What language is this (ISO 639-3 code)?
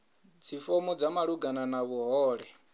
ven